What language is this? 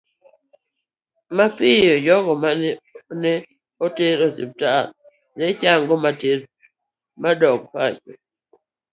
Luo (Kenya and Tanzania)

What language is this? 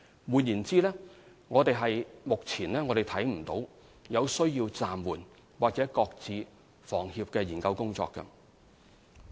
Cantonese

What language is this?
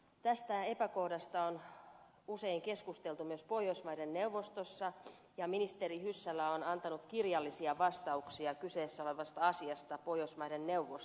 Finnish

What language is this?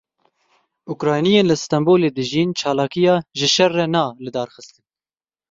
Kurdish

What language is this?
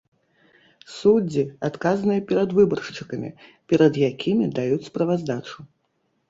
Belarusian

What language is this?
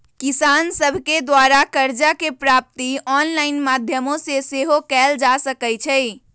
Magahi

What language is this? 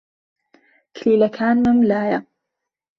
Central Kurdish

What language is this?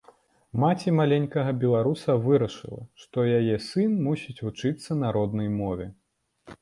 Belarusian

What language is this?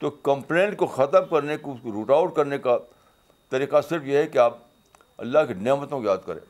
Urdu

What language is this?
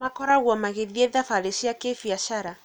Kikuyu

